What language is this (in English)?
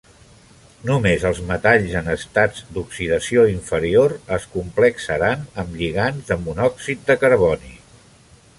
Catalan